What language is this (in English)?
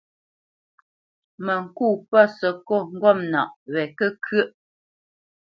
Bamenyam